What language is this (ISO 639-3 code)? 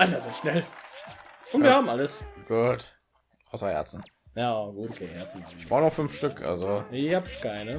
deu